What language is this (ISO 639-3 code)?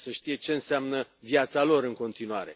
ron